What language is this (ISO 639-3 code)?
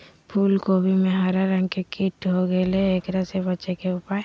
mag